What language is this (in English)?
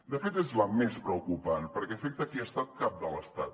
Catalan